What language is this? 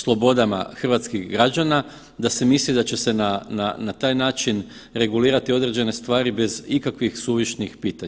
Croatian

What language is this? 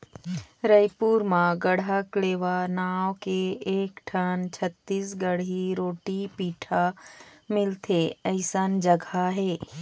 Chhattisgarhi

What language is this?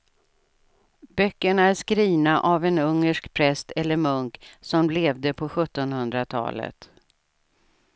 Swedish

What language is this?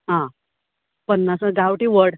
Konkani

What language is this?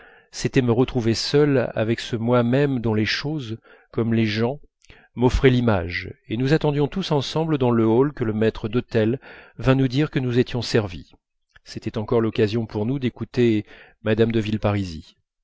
French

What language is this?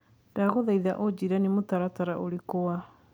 Kikuyu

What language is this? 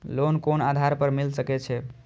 Maithili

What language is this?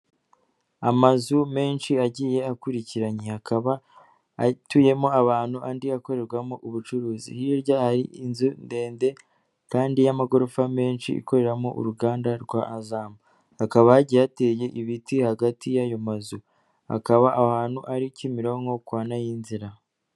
Kinyarwanda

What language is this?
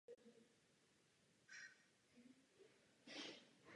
Czech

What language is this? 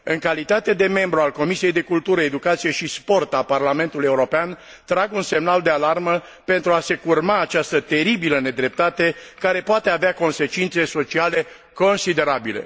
Romanian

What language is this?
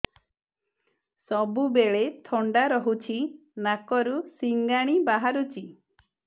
Odia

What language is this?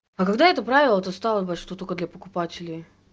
Russian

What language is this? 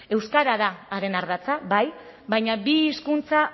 Basque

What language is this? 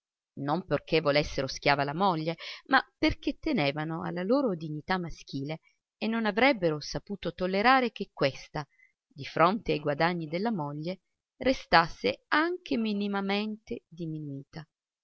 Italian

